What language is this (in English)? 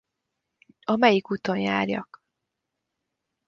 Hungarian